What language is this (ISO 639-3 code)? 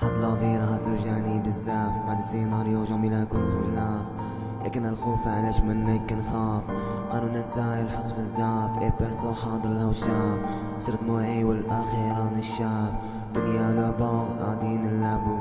ara